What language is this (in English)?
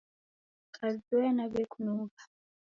Taita